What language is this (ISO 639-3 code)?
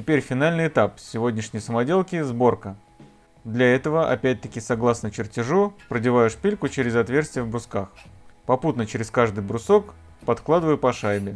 rus